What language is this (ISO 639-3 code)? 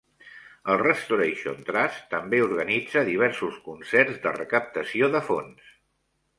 cat